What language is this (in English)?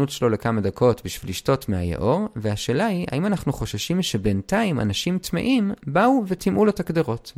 Hebrew